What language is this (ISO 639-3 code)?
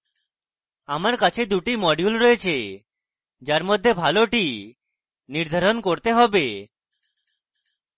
ben